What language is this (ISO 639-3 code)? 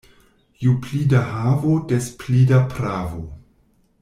epo